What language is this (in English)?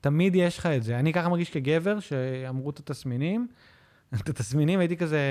Hebrew